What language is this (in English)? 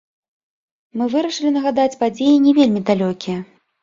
Belarusian